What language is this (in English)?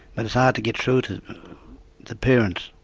English